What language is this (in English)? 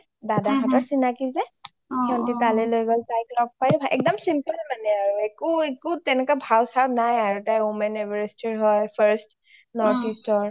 Assamese